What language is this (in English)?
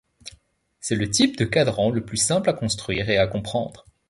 French